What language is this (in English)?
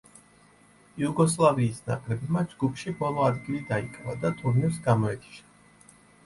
Georgian